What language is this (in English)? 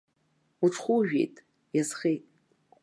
Abkhazian